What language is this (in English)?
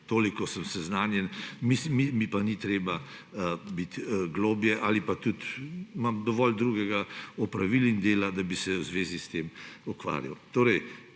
Slovenian